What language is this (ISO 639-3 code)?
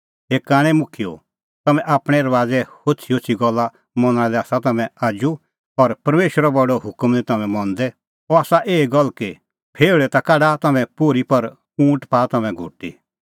kfx